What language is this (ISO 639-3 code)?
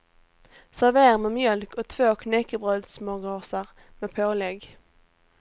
swe